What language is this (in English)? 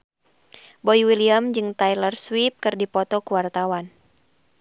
Sundanese